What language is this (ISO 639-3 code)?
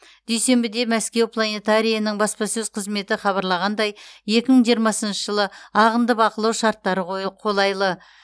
kaz